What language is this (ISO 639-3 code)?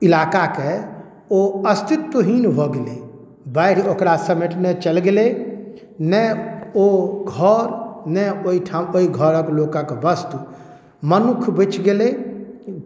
mai